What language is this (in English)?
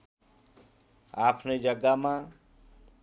Nepali